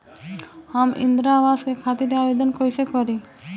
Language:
Bhojpuri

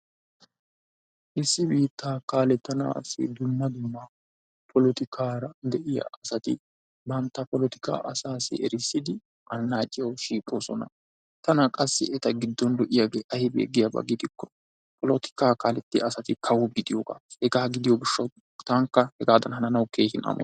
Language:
Wolaytta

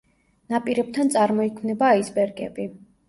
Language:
Georgian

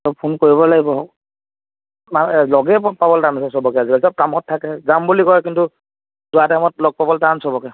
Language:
Assamese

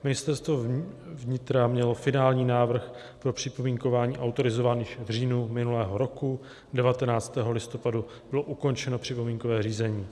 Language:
Czech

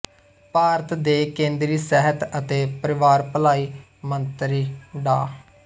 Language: Punjabi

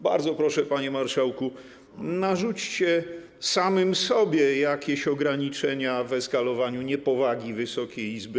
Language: Polish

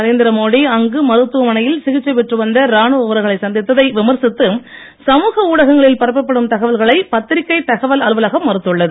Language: Tamil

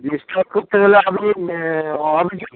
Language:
Bangla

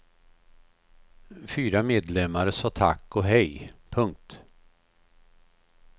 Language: Swedish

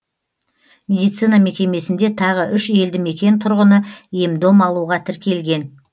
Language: Kazakh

